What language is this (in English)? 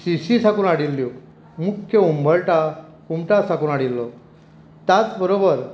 Konkani